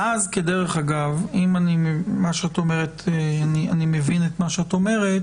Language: Hebrew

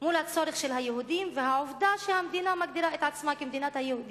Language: Hebrew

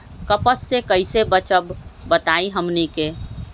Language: Magahi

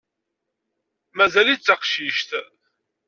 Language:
Kabyle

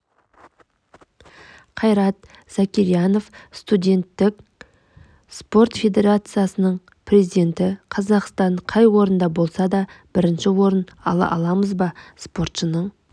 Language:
Kazakh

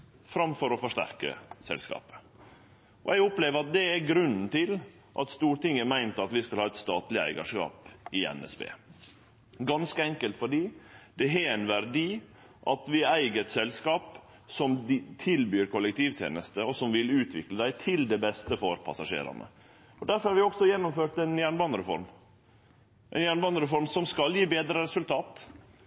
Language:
Norwegian Nynorsk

